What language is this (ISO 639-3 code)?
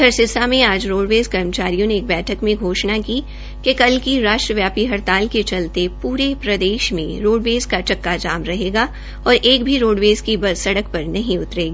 hin